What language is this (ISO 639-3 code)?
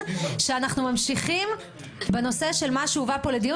heb